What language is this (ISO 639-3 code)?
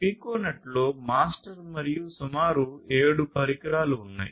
tel